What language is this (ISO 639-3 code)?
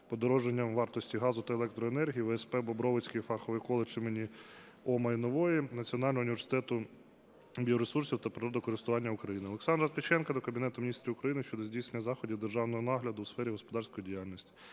ukr